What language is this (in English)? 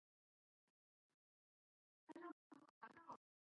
Cantonese